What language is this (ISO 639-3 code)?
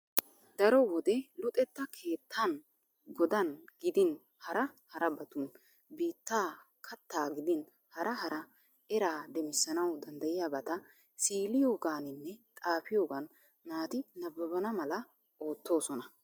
wal